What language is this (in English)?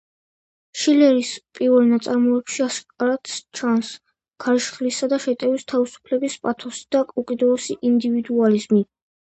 Georgian